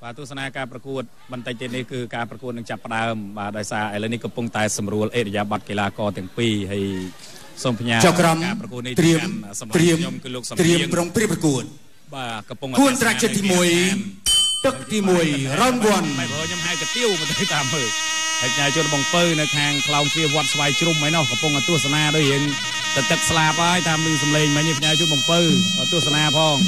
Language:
Thai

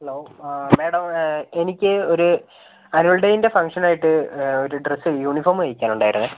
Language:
Malayalam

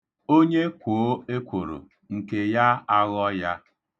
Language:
Igbo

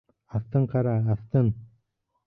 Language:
Bashkir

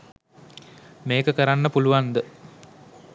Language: Sinhala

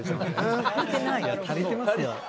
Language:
Japanese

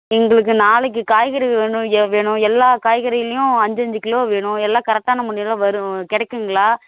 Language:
Tamil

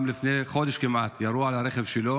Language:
Hebrew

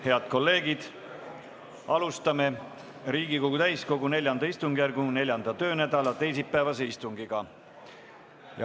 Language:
Estonian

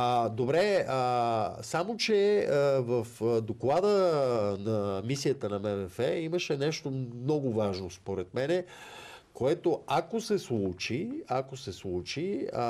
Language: Bulgarian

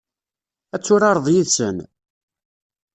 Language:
Kabyle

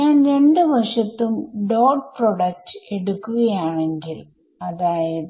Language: Malayalam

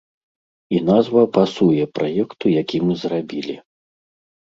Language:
Belarusian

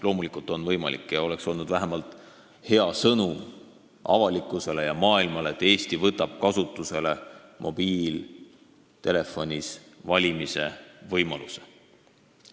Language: Estonian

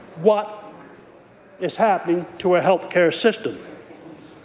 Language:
English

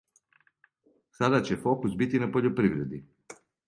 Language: Serbian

